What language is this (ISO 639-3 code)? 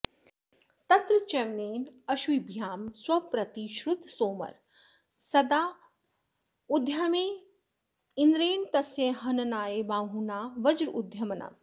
san